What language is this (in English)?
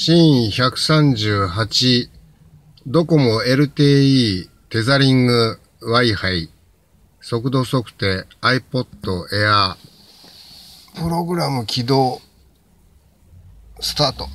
Japanese